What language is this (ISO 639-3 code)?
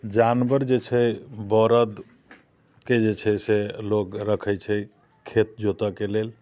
mai